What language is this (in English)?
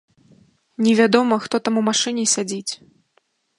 Belarusian